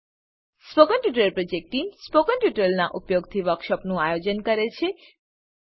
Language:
Gujarati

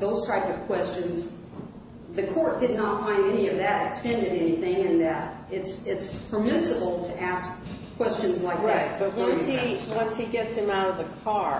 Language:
English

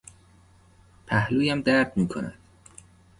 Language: Persian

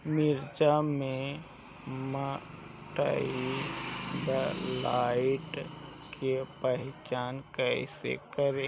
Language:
Bhojpuri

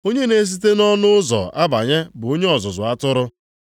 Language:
Igbo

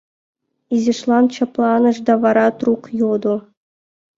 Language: Mari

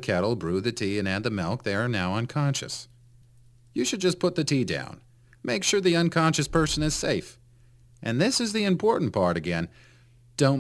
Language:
Swedish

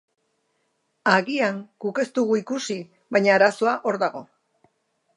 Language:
Basque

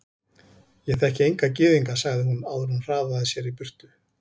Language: Icelandic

